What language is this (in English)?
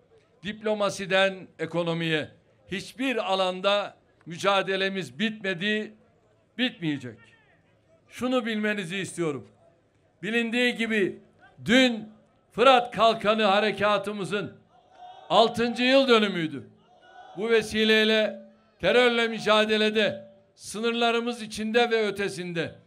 Turkish